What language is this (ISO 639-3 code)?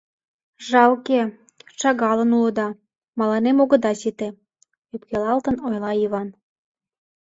chm